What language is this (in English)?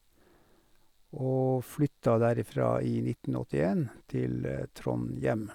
Norwegian